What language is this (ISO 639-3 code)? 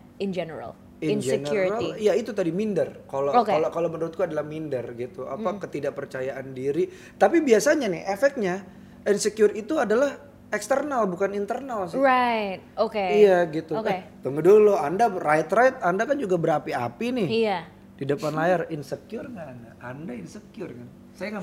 ind